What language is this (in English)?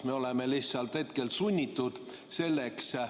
Estonian